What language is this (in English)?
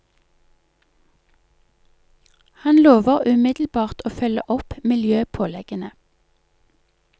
Norwegian